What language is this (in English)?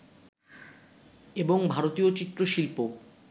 Bangla